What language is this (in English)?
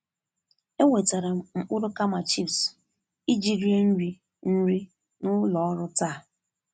Igbo